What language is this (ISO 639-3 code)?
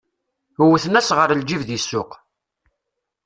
kab